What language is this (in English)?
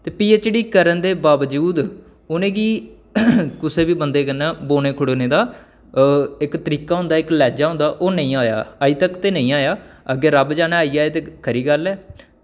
Dogri